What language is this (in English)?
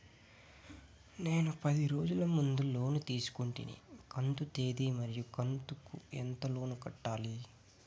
Telugu